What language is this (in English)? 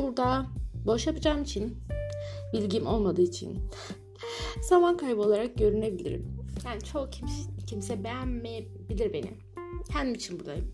Turkish